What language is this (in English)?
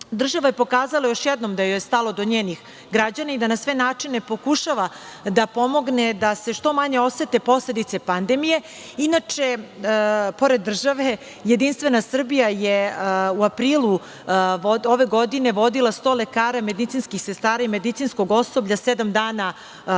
Serbian